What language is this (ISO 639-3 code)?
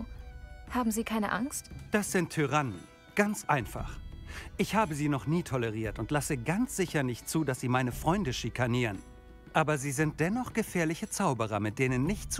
deu